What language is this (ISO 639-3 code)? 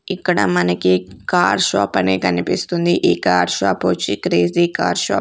tel